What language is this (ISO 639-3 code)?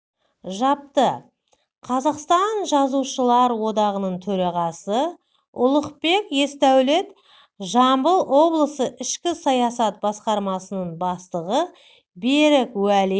kaz